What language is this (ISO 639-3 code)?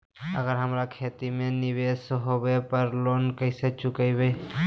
mag